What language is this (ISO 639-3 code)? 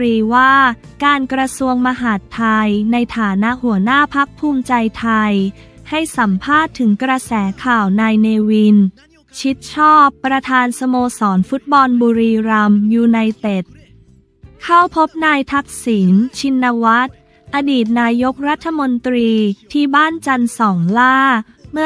tha